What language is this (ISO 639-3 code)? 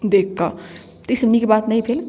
mai